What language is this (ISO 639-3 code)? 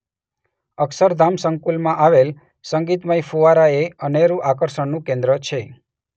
guj